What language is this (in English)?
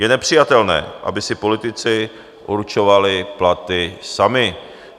Czech